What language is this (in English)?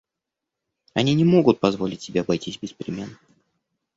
Russian